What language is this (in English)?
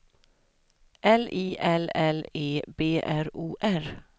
Swedish